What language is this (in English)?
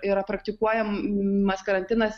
Lithuanian